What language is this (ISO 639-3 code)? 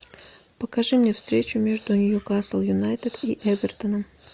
rus